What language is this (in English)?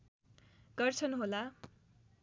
Nepali